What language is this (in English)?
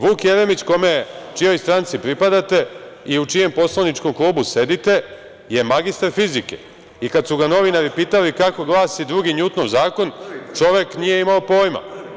Serbian